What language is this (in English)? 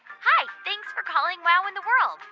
English